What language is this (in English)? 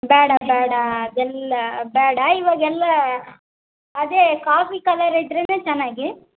Kannada